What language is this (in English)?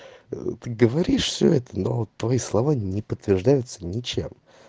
Russian